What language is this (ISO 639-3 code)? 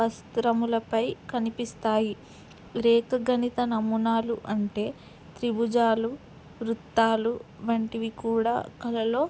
tel